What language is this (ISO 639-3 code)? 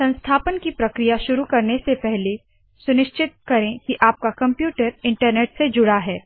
hin